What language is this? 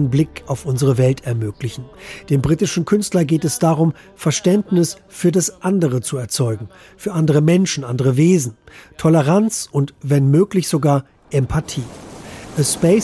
German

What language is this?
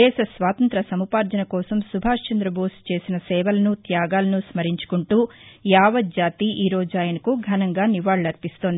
Telugu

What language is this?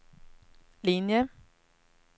Swedish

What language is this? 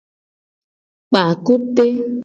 Gen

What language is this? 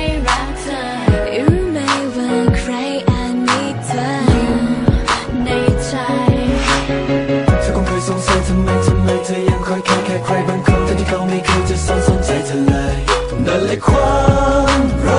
Thai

